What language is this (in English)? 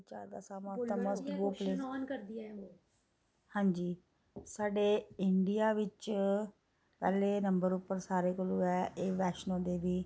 Dogri